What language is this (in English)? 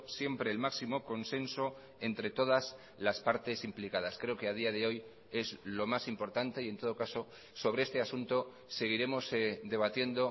Spanish